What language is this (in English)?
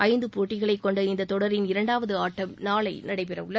Tamil